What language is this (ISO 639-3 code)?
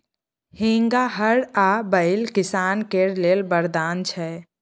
mai